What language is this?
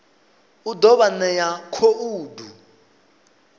Venda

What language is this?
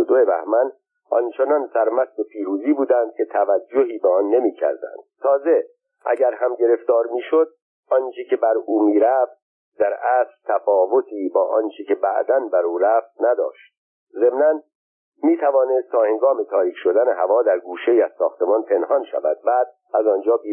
Persian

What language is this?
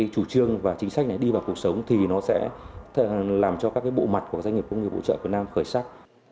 Vietnamese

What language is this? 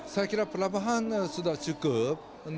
Indonesian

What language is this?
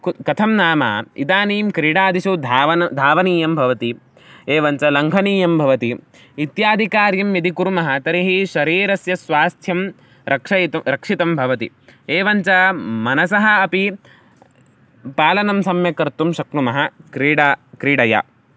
Sanskrit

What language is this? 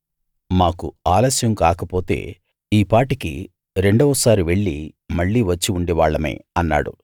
Telugu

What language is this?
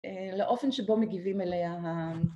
Hebrew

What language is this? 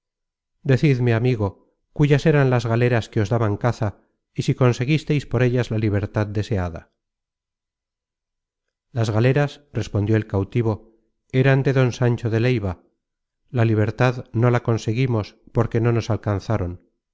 Spanish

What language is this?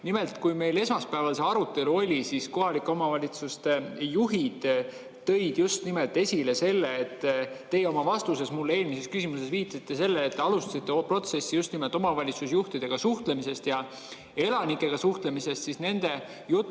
Estonian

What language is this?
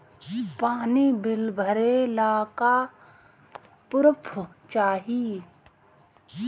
Bhojpuri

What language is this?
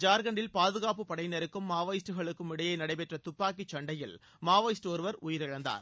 Tamil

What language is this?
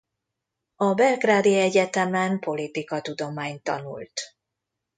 Hungarian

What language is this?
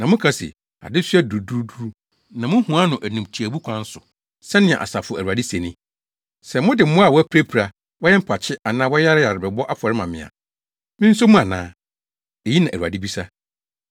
Akan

